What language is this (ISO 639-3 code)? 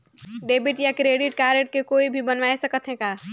hne